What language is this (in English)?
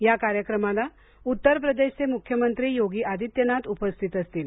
Marathi